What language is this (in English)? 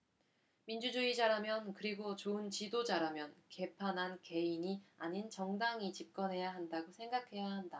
Korean